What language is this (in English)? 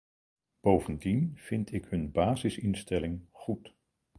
Dutch